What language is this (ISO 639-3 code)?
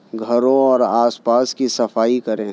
urd